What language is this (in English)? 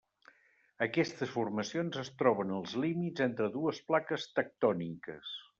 Catalan